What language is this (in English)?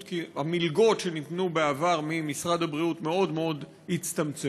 Hebrew